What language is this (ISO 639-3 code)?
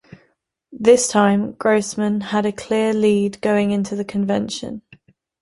eng